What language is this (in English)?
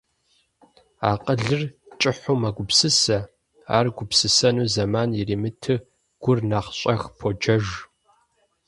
Kabardian